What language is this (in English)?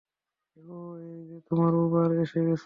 Bangla